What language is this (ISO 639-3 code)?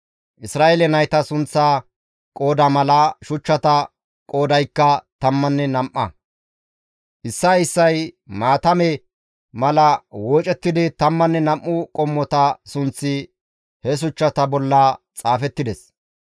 gmv